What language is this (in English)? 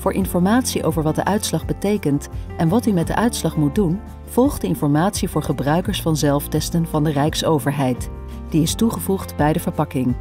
Dutch